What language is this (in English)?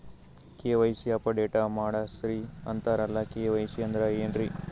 Kannada